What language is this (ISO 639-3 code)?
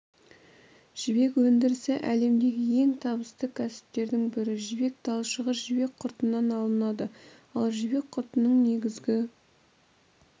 kaz